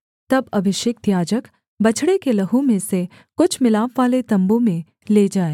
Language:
Hindi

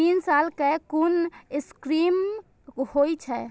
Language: Maithili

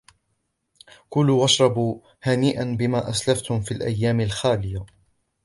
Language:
Arabic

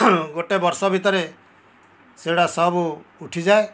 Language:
Odia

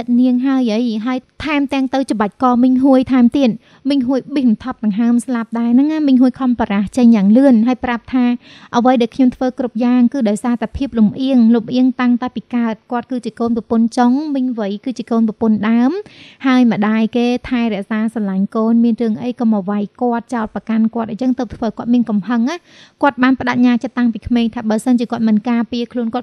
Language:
Thai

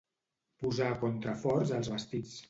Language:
Catalan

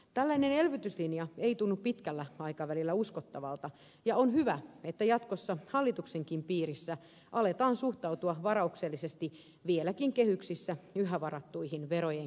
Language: Finnish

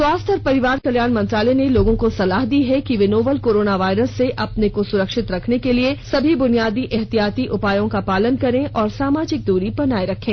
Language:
Hindi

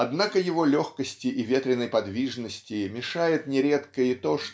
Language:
Russian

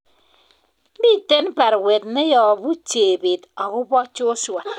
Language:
Kalenjin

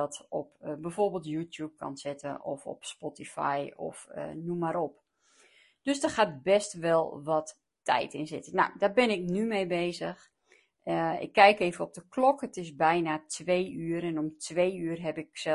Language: Dutch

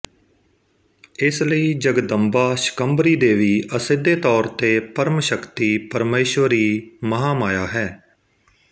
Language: Punjabi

